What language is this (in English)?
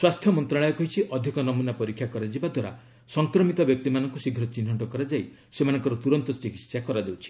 Odia